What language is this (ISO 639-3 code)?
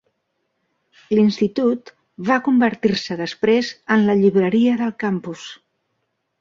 cat